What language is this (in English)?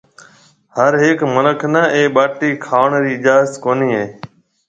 Marwari (Pakistan)